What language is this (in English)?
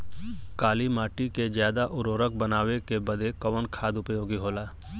Bhojpuri